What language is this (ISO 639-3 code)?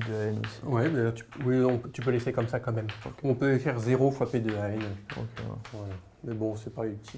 fra